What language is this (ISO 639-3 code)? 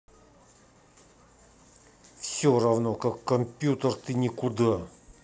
rus